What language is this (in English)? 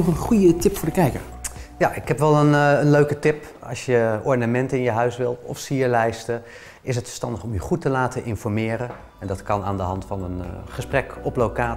Dutch